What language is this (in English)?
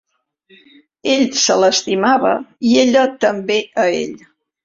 Catalan